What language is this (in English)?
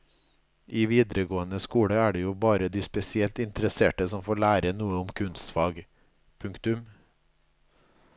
Norwegian